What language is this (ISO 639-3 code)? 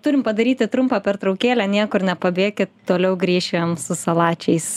lit